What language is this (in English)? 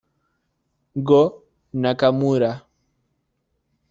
Spanish